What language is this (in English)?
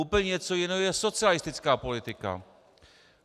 Czech